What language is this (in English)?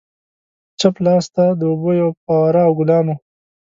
Pashto